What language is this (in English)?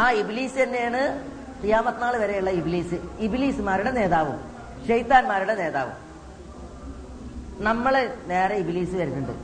Malayalam